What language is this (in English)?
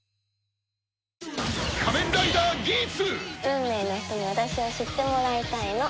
Japanese